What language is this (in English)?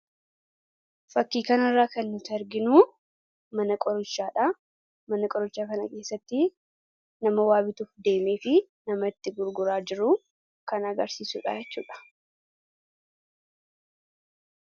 Oromo